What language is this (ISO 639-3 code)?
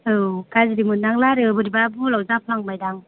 brx